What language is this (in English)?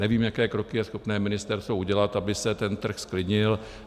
Czech